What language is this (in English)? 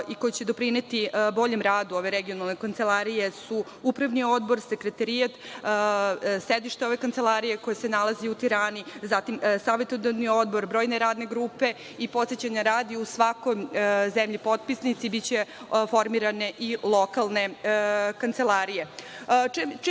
Serbian